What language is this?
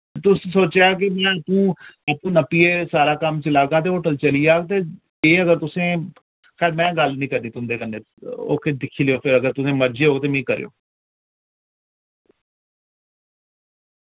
Dogri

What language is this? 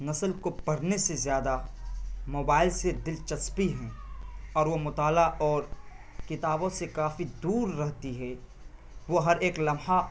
Urdu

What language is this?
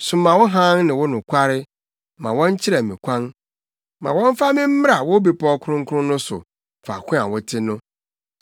Akan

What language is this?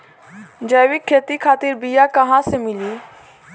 Bhojpuri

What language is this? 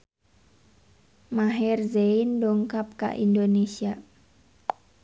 Sundanese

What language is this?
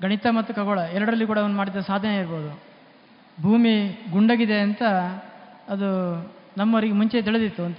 Kannada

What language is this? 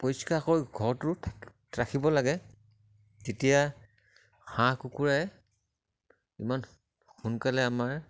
Assamese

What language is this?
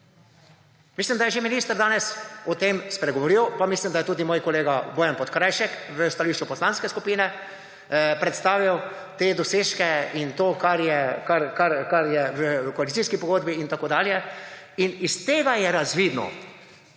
Slovenian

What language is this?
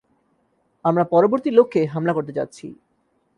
Bangla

